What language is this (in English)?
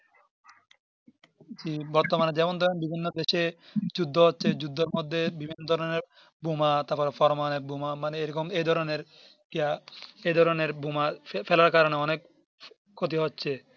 Bangla